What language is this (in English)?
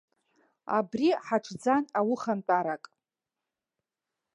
Abkhazian